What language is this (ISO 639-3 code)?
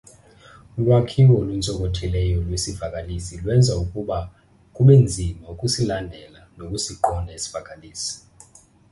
xho